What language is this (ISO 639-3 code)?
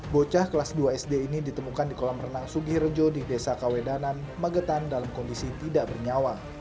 ind